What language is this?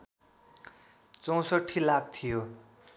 Nepali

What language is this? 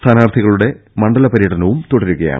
Malayalam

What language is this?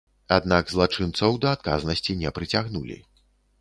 Belarusian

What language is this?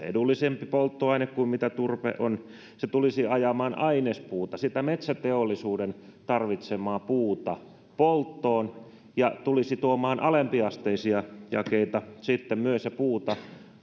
Finnish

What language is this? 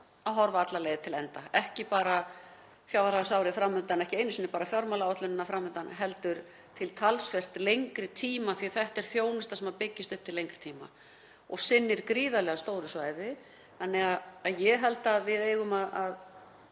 Icelandic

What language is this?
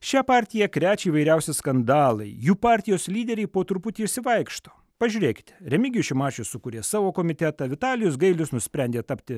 Lithuanian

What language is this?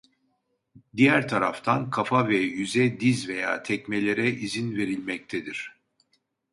Turkish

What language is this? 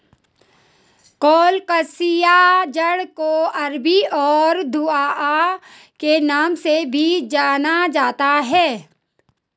Hindi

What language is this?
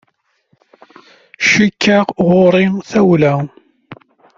Kabyle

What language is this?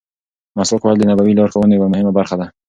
Pashto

